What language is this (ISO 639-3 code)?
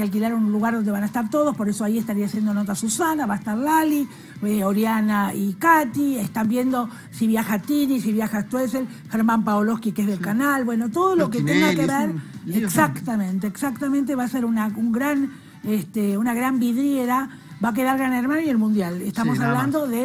spa